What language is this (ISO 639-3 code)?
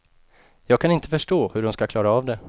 swe